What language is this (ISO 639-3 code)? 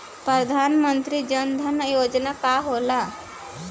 bho